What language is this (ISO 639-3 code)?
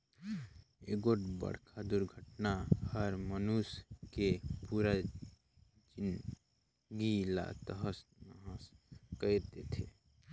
hne